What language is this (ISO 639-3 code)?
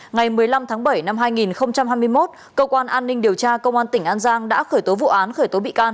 vie